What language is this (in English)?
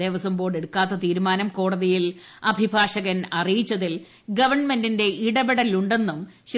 Malayalam